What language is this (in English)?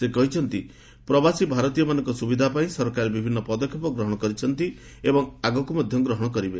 Odia